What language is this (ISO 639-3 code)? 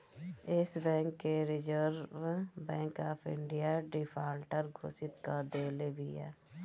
bho